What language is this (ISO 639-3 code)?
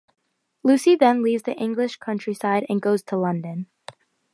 eng